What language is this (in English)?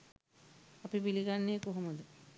Sinhala